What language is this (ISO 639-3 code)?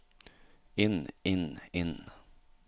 nor